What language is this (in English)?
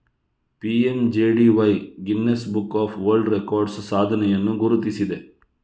Kannada